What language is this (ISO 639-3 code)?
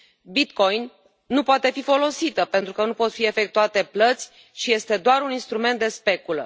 ron